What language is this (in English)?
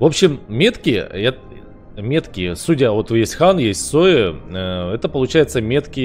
Russian